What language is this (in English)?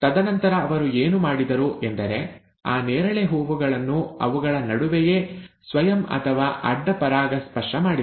Kannada